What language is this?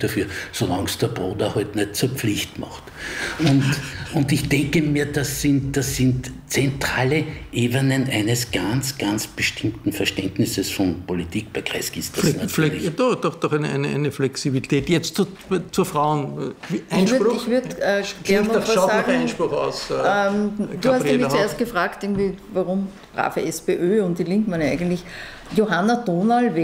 German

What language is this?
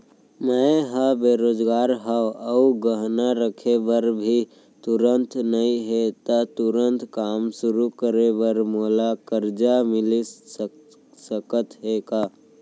Chhattisgarhi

